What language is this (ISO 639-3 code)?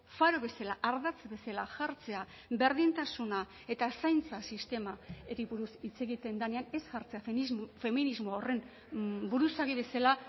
eus